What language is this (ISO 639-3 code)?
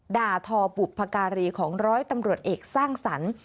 tha